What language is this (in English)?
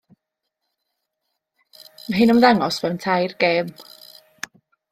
Welsh